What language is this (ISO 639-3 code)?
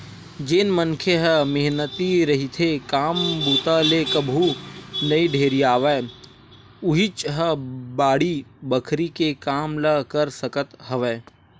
hne